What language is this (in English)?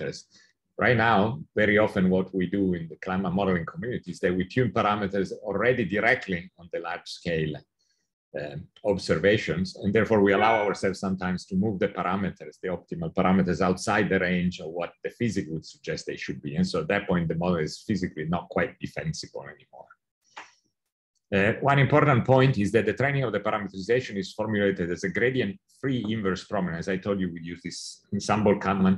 English